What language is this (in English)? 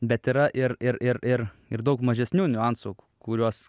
Lithuanian